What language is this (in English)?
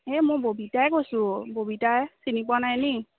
Assamese